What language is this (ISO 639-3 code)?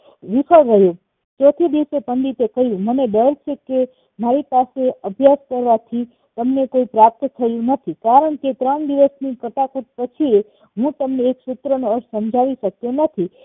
guj